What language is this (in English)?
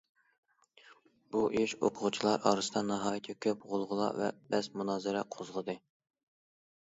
Uyghur